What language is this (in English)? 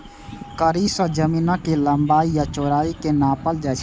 Maithili